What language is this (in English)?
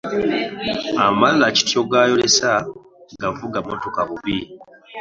Ganda